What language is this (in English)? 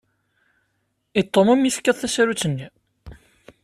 Kabyle